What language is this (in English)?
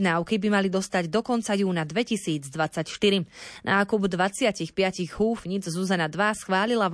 Slovak